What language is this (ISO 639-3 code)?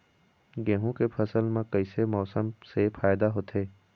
hne